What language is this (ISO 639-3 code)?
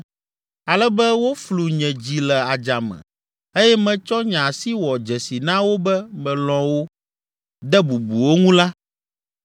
ewe